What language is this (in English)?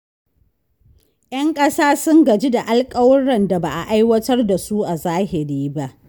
Hausa